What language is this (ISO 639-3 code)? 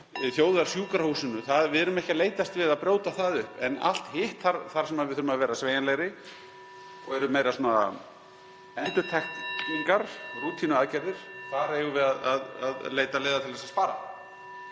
isl